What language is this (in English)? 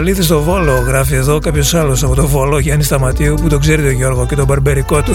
Greek